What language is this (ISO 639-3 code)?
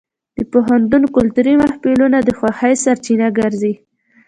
pus